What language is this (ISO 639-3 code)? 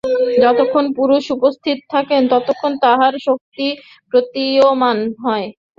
ben